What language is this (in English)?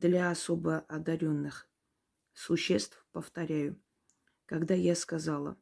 Russian